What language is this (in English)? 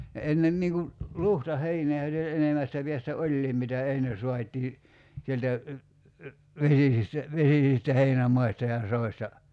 Finnish